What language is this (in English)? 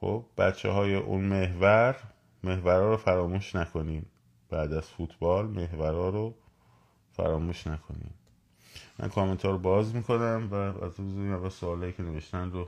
Persian